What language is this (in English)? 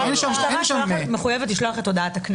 Hebrew